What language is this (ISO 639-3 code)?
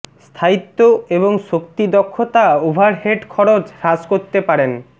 ben